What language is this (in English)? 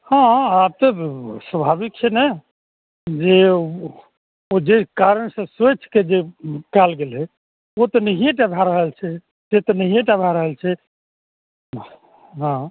Maithili